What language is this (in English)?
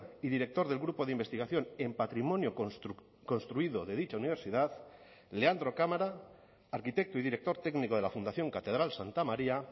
Spanish